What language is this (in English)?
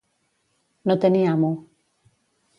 Catalan